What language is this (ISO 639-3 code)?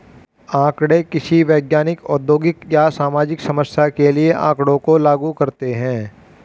hin